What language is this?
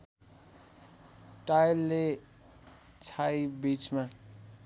Nepali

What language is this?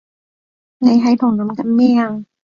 Cantonese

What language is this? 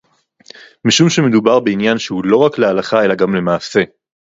Hebrew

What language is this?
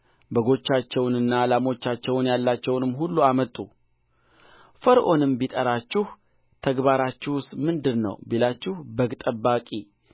Amharic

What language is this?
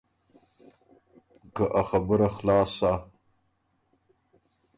Ormuri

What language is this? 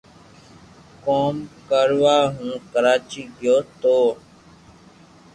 Loarki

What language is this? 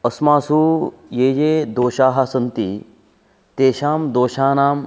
Sanskrit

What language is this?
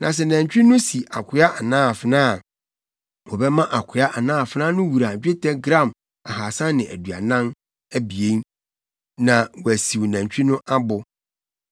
Akan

